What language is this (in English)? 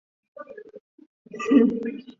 Chinese